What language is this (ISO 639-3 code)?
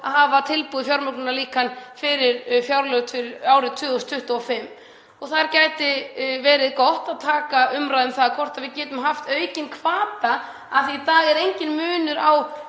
isl